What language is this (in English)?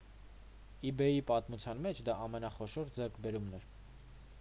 Armenian